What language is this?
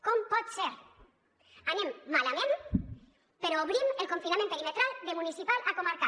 Catalan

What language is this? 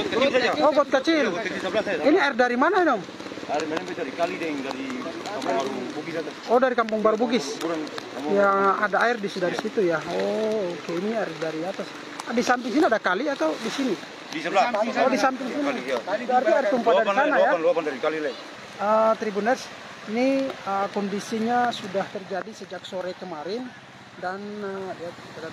Indonesian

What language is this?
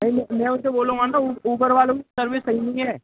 Hindi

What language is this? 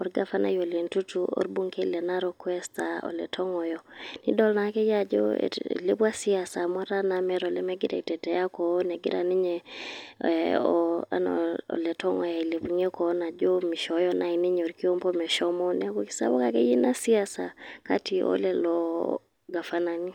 Masai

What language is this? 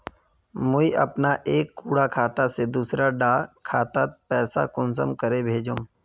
Magahi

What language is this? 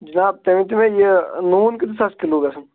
Kashmiri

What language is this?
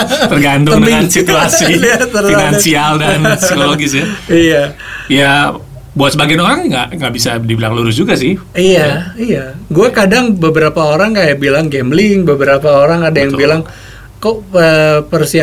Indonesian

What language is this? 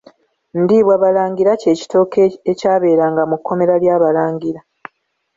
Ganda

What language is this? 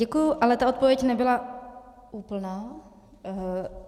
Czech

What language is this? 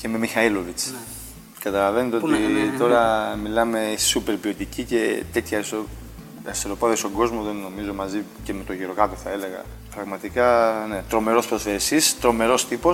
Greek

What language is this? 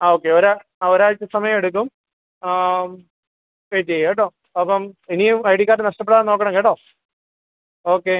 Malayalam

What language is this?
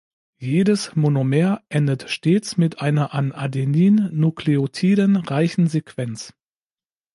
German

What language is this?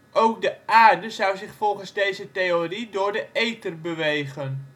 Dutch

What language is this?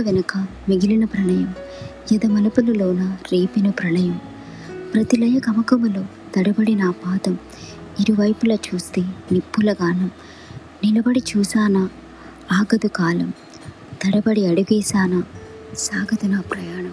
Telugu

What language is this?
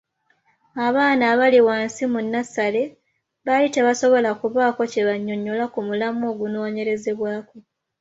Ganda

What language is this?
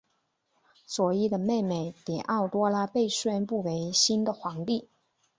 Chinese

